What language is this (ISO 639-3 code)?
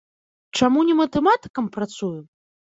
bel